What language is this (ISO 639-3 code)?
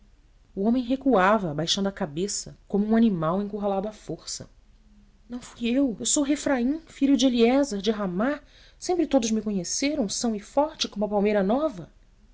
por